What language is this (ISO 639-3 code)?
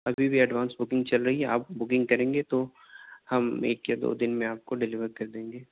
urd